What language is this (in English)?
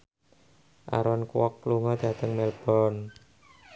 Javanese